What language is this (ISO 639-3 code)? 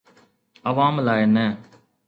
snd